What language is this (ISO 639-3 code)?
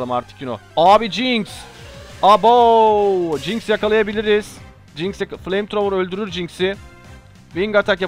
tur